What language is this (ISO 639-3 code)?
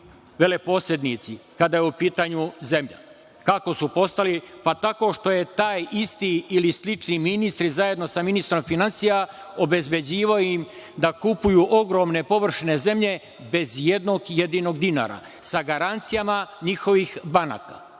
srp